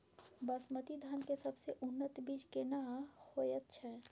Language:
Maithili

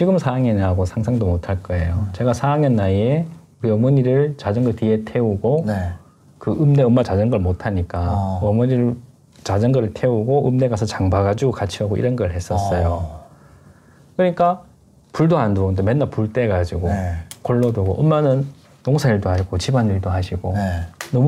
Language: Korean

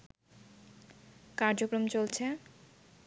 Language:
Bangla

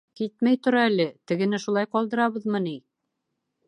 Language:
Bashkir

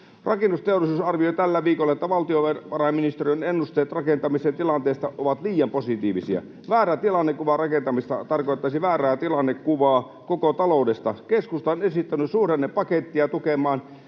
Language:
Finnish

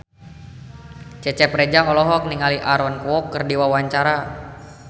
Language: Sundanese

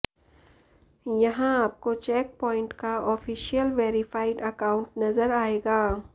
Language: Hindi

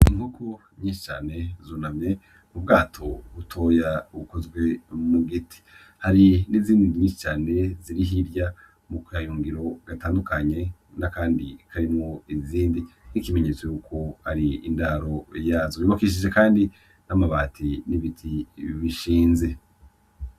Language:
Rundi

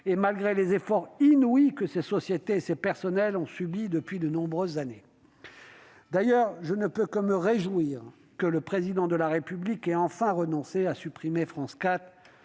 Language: French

